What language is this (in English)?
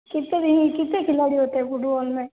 Hindi